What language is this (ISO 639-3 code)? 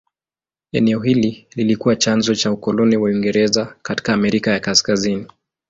swa